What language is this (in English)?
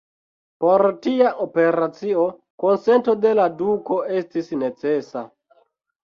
Esperanto